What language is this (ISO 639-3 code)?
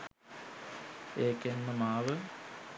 sin